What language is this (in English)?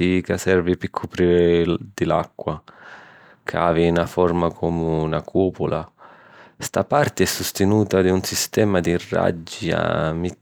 Sicilian